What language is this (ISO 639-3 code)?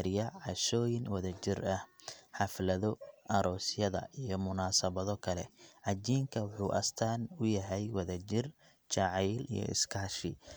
som